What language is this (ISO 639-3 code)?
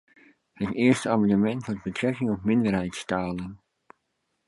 nld